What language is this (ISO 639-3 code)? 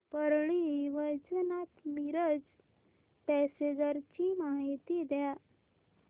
mar